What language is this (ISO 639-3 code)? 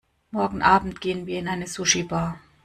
deu